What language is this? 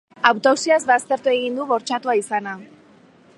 Basque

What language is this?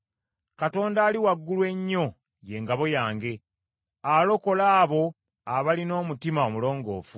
Ganda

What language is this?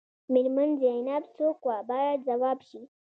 Pashto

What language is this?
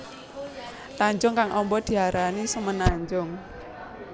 Javanese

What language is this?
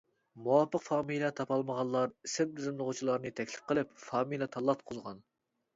Uyghur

